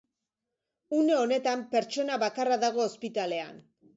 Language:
Basque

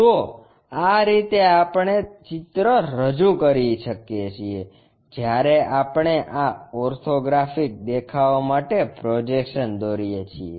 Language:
Gujarati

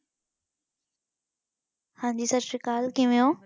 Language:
Punjabi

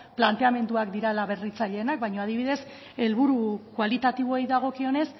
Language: Basque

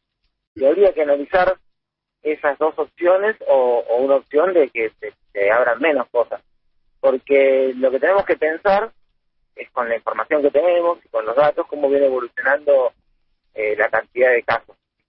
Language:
Spanish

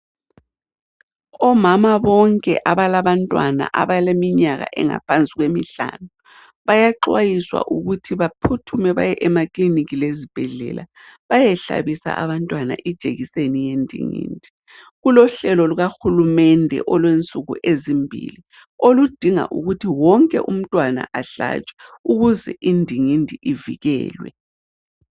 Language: North Ndebele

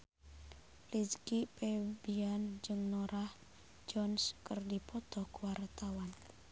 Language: Sundanese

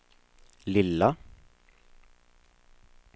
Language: Swedish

